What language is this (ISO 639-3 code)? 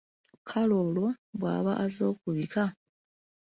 lug